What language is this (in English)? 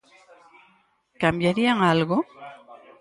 Galician